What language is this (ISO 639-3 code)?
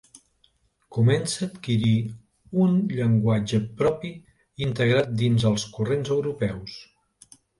cat